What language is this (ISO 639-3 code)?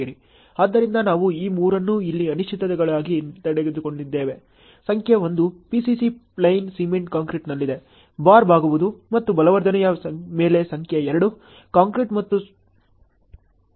kan